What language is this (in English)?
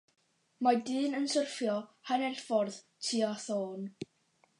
Welsh